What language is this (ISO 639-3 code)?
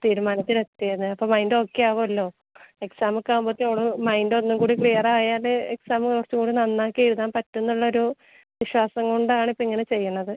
mal